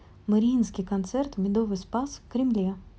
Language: Russian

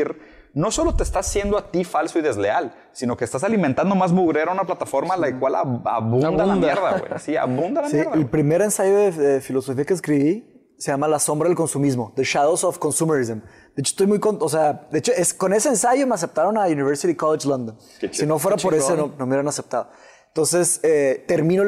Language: Spanish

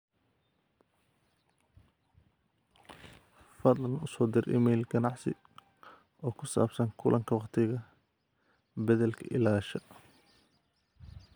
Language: Somali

